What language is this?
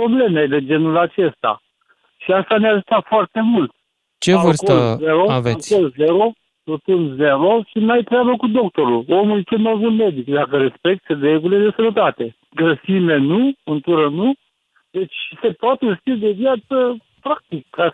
Romanian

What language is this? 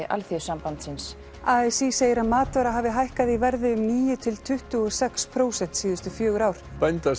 Icelandic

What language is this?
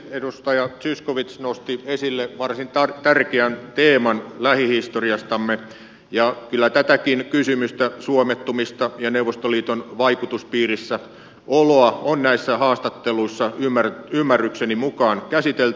Finnish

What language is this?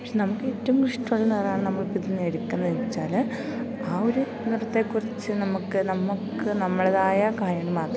Malayalam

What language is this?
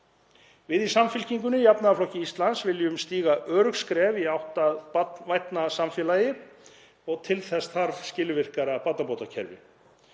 Icelandic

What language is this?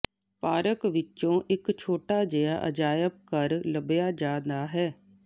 Punjabi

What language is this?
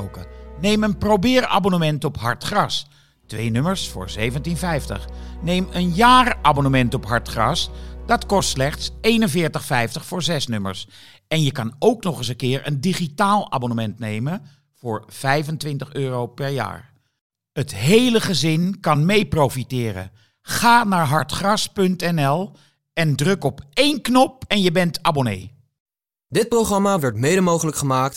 Dutch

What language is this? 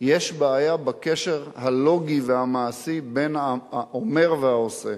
Hebrew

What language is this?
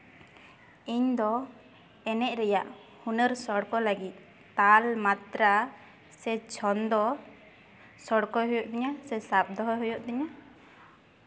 Santali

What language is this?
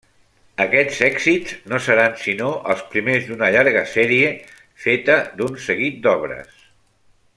Catalan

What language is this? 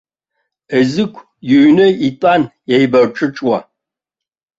Abkhazian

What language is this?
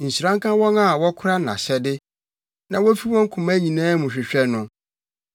Akan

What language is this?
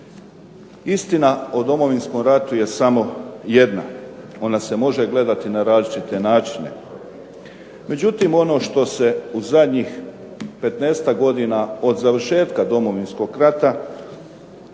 Croatian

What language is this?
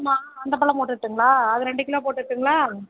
Tamil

